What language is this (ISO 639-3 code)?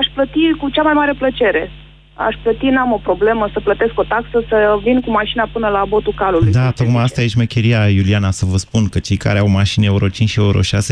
ron